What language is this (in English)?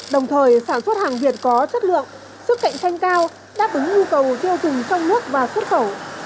Vietnamese